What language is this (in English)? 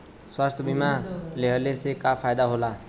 Bhojpuri